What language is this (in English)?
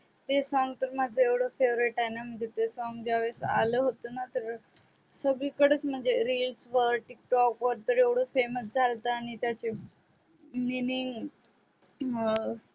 Marathi